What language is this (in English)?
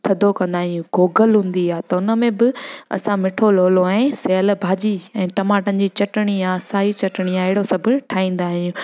Sindhi